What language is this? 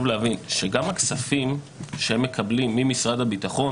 Hebrew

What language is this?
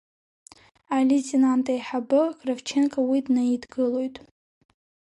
Abkhazian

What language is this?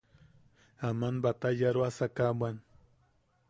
Yaqui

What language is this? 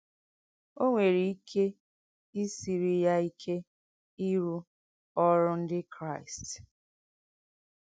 Igbo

